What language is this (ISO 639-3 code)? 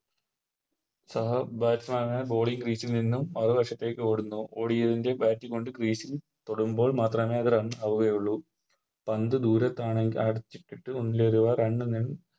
mal